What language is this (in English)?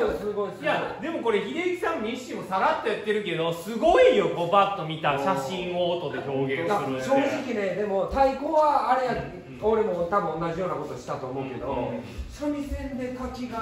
Japanese